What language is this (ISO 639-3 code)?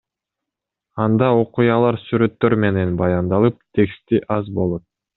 kir